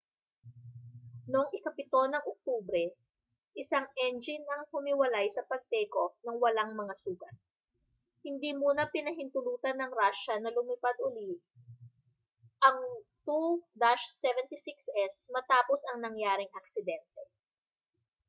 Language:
Filipino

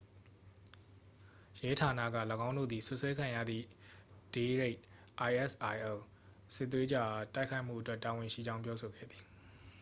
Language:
Burmese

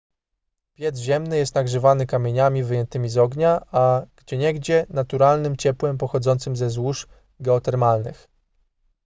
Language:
Polish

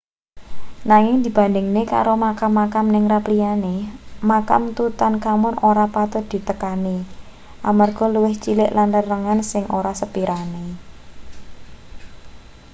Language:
Javanese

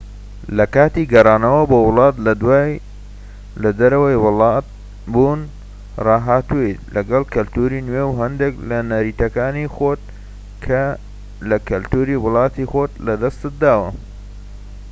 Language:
Central Kurdish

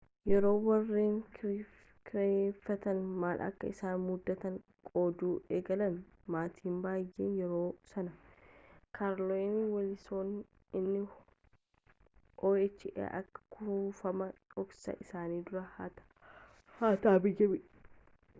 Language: Oromo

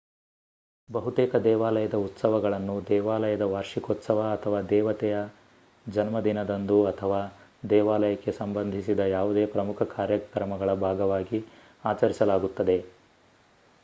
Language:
Kannada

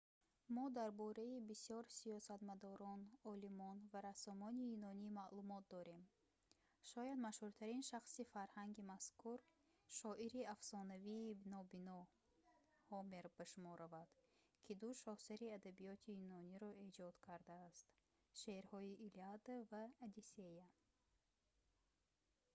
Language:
Tajik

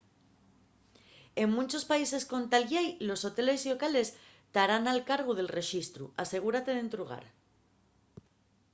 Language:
Asturian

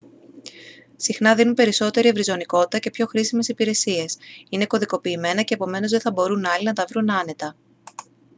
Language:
Greek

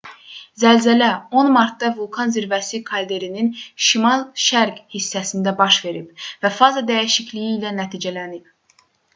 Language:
Azerbaijani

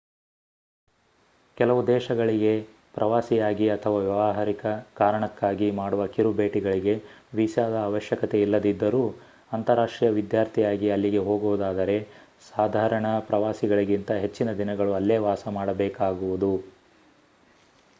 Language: Kannada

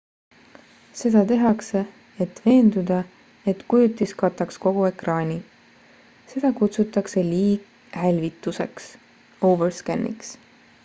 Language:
Estonian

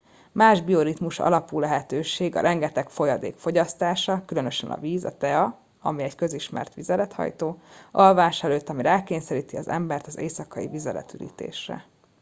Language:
Hungarian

